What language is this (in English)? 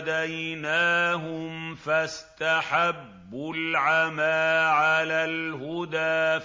Arabic